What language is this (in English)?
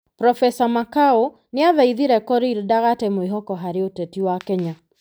Kikuyu